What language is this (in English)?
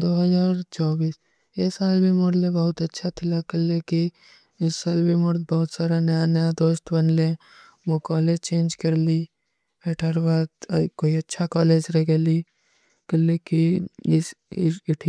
Kui (India)